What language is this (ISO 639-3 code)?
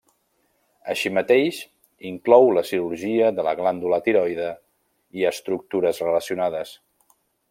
cat